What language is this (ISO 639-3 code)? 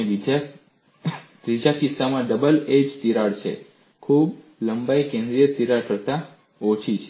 guj